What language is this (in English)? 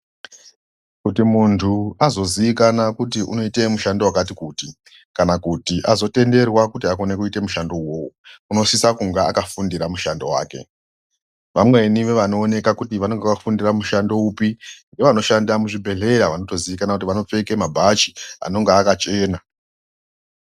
Ndau